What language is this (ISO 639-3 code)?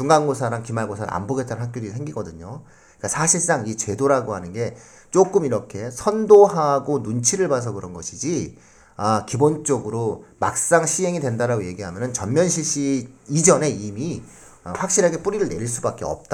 kor